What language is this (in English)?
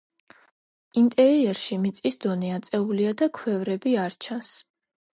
Georgian